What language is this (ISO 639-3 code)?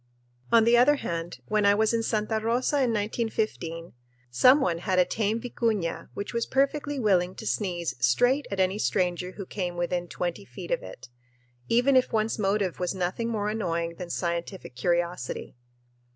eng